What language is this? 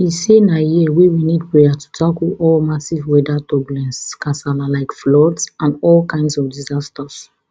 Nigerian Pidgin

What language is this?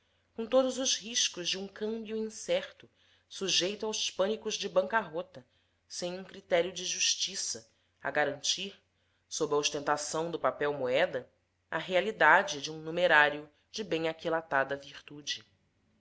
Portuguese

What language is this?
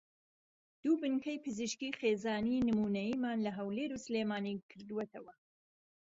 Central Kurdish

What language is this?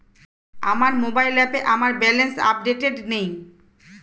Bangla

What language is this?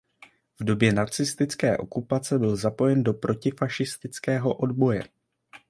Czech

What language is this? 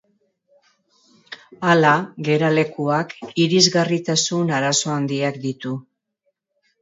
Basque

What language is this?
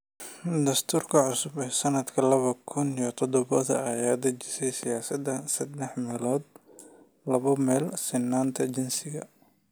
Somali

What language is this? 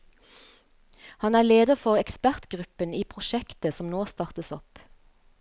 Norwegian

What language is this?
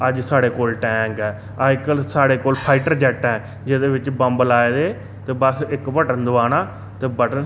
Dogri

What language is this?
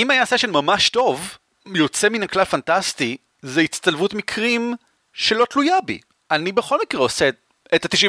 Hebrew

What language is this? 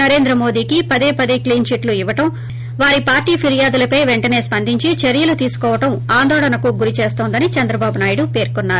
Telugu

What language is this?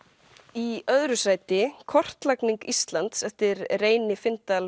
Icelandic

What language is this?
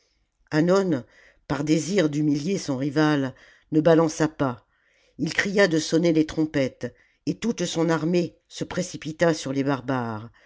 French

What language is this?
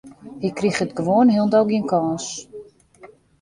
Western Frisian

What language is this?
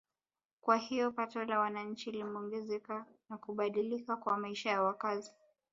Swahili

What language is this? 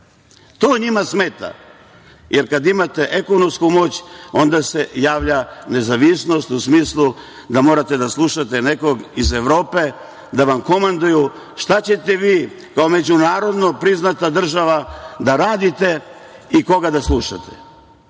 Serbian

